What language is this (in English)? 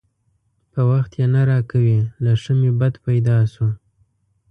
Pashto